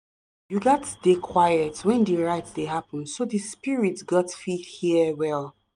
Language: Nigerian Pidgin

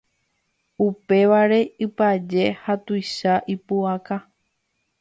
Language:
Guarani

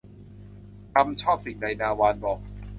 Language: Thai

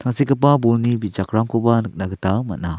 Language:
Garo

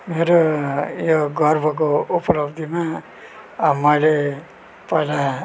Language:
Nepali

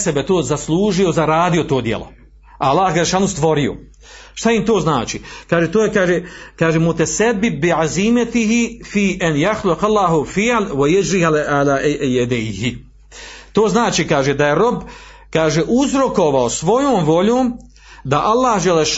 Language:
Croatian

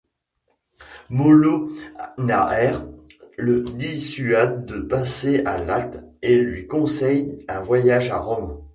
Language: French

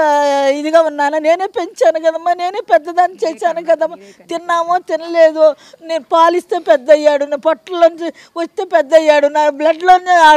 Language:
Indonesian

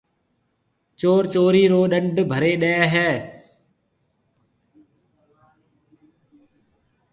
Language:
Marwari (Pakistan)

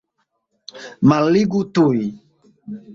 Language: Esperanto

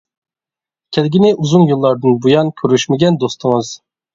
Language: Uyghur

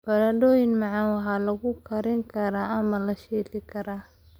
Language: Somali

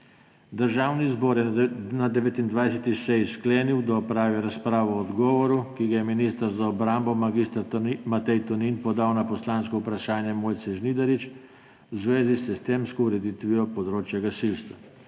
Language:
Slovenian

